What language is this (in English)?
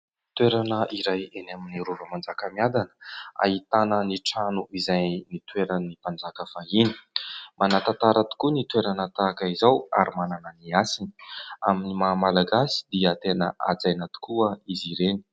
Malagasy